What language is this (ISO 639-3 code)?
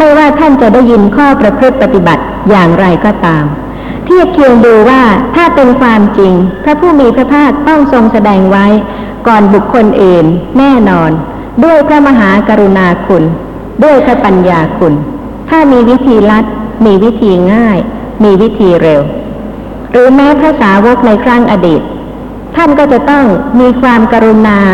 tha